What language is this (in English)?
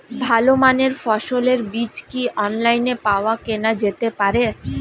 Bangla